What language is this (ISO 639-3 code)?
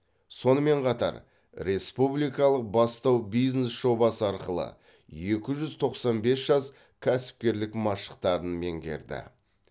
kaz